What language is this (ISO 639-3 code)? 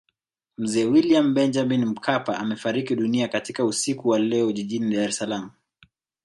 swa